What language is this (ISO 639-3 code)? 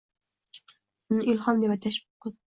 uzb